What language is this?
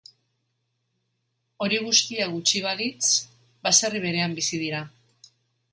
Basque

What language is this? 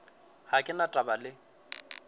Northern Sotho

